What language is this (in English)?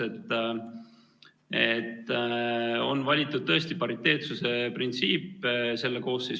Estonian